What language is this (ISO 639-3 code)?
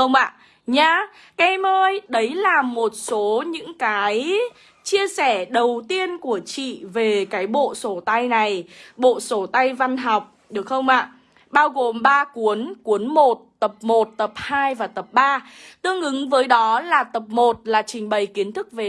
vie